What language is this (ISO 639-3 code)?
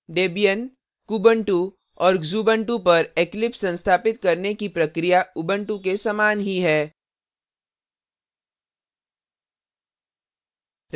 hin